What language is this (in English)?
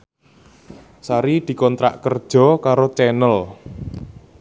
Javanese